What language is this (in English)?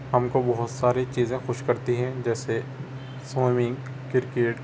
Urdu